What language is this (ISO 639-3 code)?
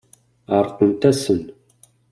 kab